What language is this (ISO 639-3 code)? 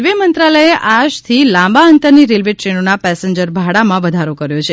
guj